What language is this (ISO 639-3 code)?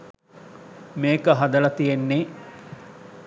sin